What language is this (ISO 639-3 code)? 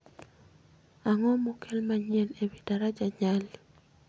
luo